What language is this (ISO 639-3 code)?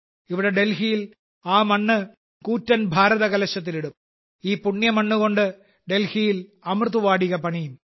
mal